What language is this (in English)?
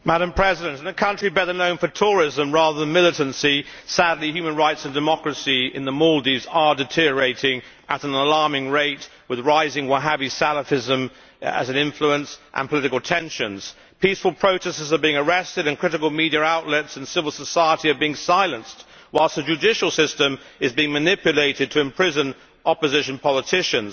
English